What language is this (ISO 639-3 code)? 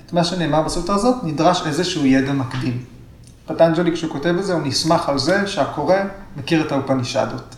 heb